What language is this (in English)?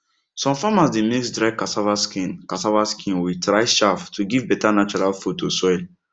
Nigerian Pidgin